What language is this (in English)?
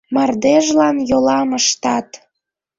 Mari